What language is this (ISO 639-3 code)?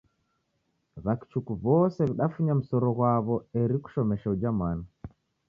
dav